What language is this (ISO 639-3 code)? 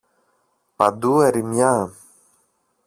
ell